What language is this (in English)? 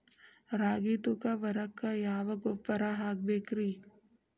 Kannada